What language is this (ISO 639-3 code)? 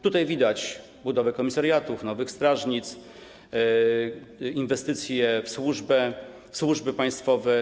pol